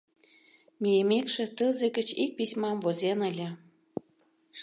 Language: Mari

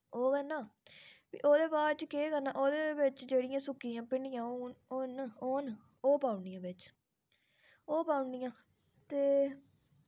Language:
Dogri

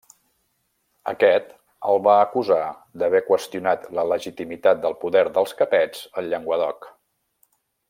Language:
Catalan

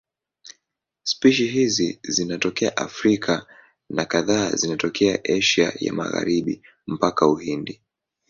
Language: Swahili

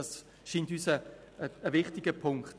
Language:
Swiss German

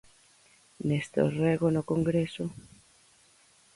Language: Galician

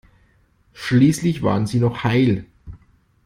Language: German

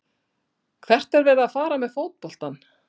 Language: Icelandic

